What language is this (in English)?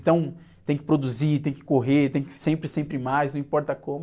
Portuguese